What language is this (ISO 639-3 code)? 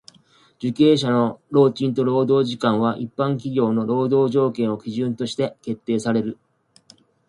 jpn